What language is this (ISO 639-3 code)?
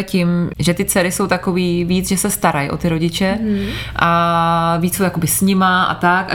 ces